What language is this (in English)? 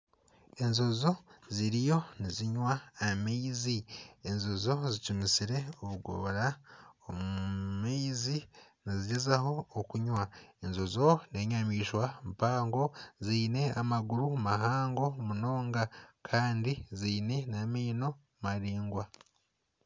Nyankole